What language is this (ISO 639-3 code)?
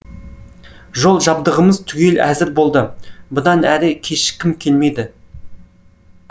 kaz